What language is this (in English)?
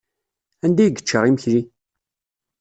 Kabyle